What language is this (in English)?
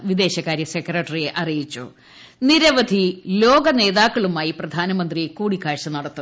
Malayalam